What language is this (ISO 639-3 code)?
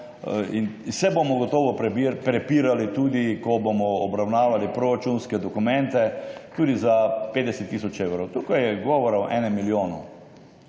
slv